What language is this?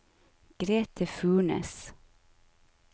Norwegian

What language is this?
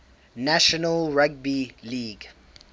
English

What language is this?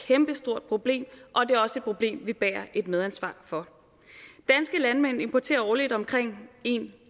Danish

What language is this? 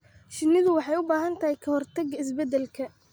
Somali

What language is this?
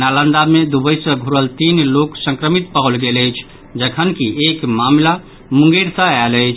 Maithili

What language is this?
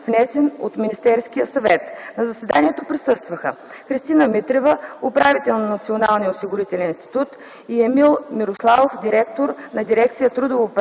Bulgarian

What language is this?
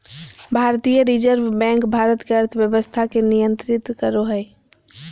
Magahi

